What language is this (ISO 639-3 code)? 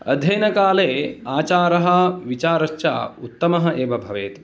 san